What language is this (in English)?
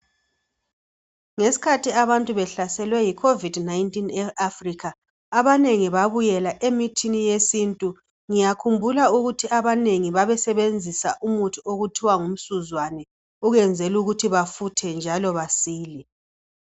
North Ndebele